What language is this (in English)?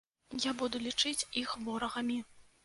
Belarusian